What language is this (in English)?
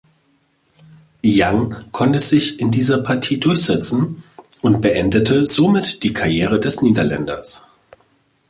German